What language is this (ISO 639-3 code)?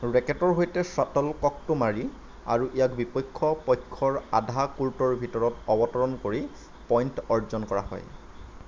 asm